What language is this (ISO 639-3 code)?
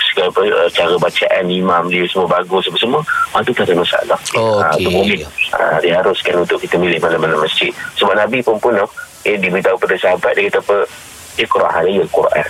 msa